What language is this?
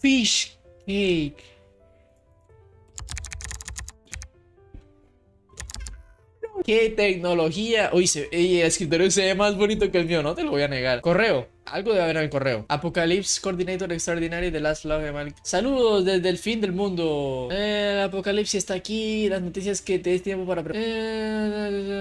Spanish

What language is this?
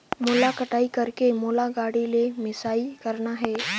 Chhattisgarhi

